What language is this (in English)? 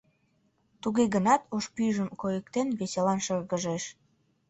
Mari